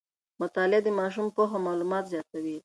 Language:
Pashto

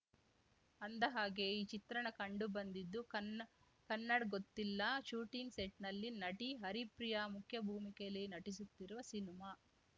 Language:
Kannada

